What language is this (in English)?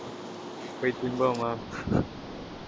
Tamil